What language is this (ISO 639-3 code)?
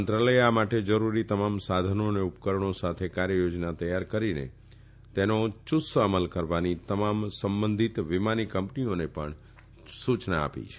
guj